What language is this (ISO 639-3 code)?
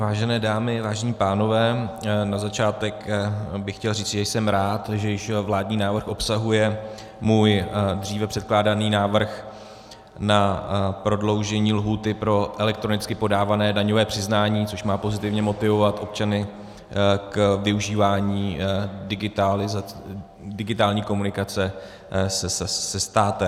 ces